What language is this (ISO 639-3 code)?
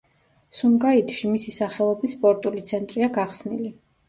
kat